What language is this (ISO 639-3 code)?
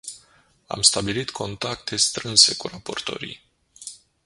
ron